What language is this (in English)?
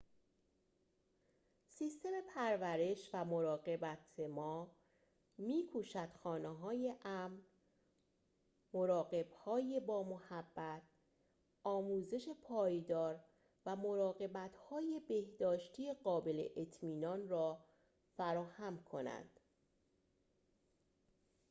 Persian